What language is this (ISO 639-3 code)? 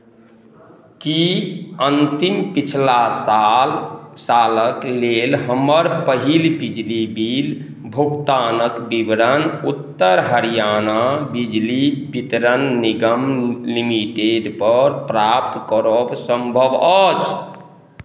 mai